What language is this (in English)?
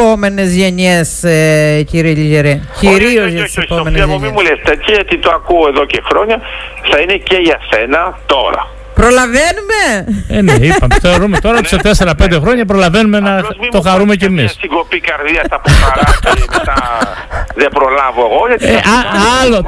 Greek